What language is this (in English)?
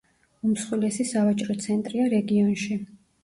Georgian